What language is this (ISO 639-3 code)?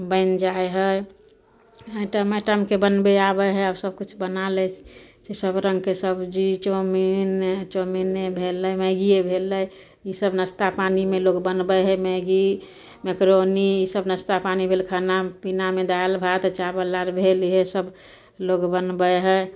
mai